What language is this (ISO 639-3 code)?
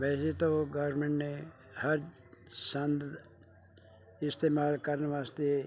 pan